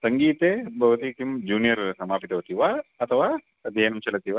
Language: Sanskrit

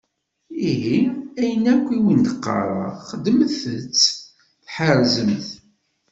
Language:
Kabyle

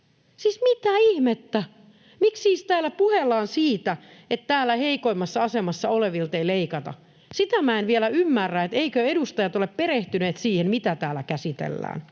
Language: Finnish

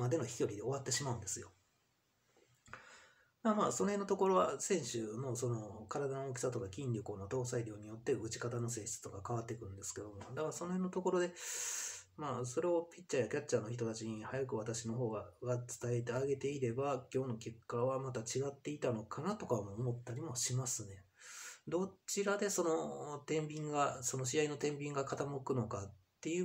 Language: Japanese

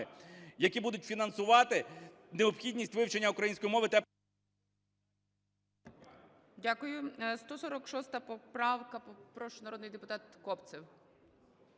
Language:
Ukrainian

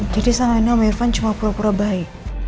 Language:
Indonesian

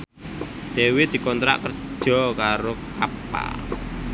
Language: Javanese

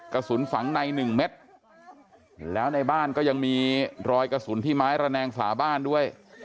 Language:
Thai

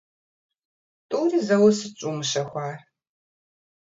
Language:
Kabardian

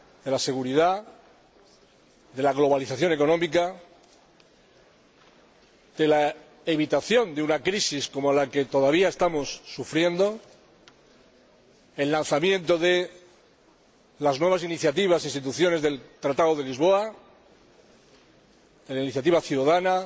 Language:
Spanish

